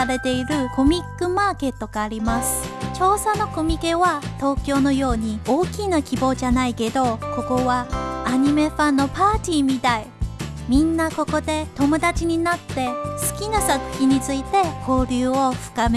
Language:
Japanese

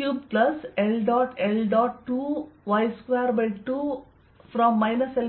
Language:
Kannada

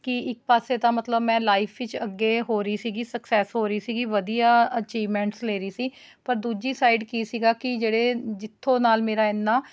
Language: Punjabi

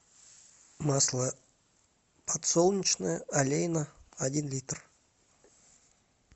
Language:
Russian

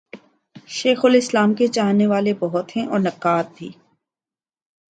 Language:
Urdu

